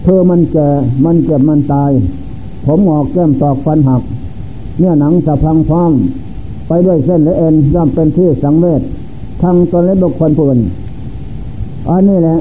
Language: Thai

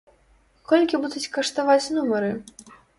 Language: Belarusian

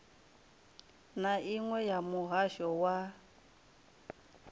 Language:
Venda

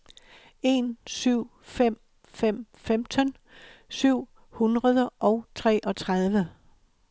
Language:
Danish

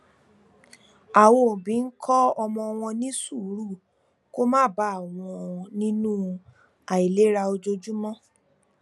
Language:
Yoruba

